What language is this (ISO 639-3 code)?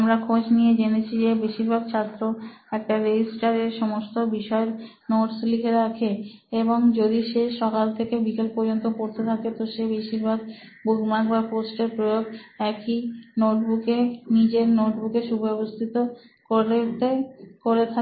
ben